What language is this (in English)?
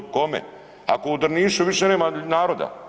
Croatian